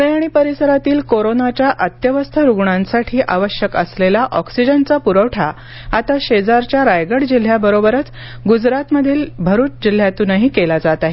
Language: Marathi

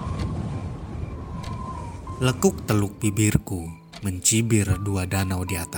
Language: Indonesian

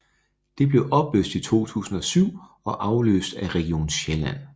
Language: Danish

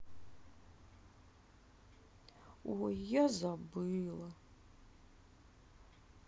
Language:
Russian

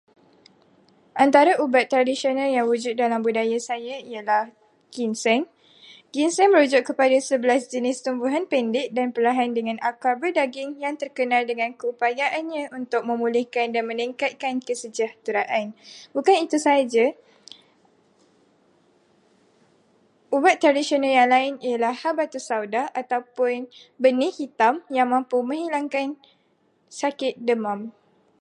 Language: Malay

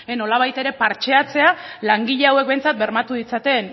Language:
Basque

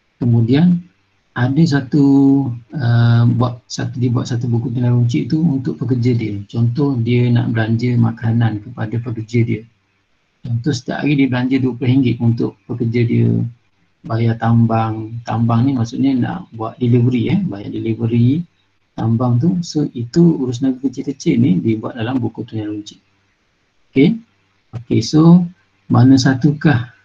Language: Malay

